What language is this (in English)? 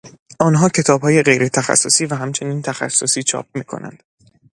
Persian